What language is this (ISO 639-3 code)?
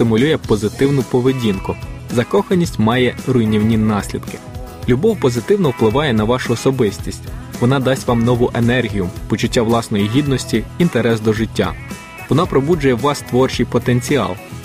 ukr